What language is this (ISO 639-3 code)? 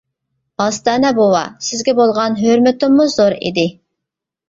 uig